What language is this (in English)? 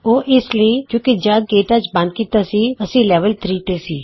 Punjabi